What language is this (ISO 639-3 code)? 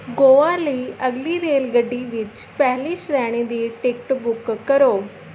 pan